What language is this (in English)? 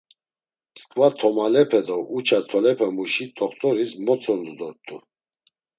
Laz